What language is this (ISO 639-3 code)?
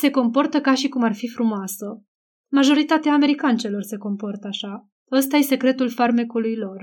ron